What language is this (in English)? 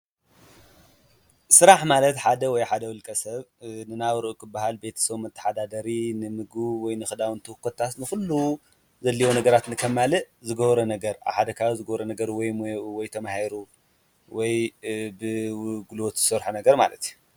Tigrinya